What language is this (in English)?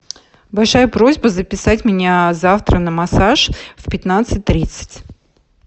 Russian